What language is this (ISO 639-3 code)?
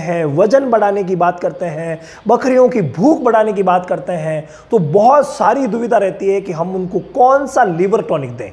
hin